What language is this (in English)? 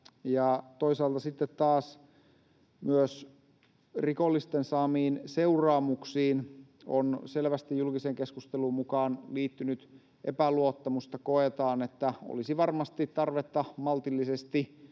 Finnish